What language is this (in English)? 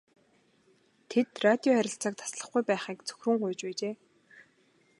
Mongolian